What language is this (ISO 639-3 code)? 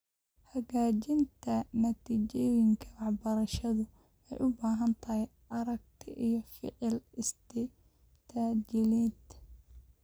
som